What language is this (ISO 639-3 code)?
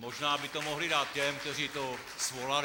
ces